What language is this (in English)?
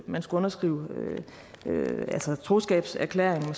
Danish